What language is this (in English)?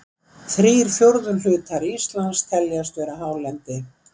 Icelandic